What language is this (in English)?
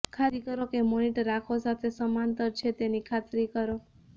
Gujarati